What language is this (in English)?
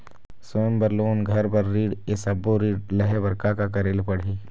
Chhattisgarhi